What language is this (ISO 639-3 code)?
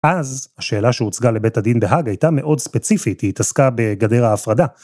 heb